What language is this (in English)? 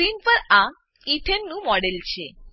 Gujarati